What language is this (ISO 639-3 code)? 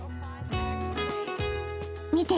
jpn